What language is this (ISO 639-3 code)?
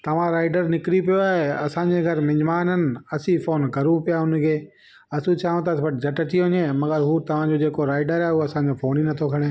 snd